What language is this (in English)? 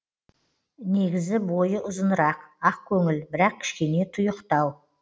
Kazakh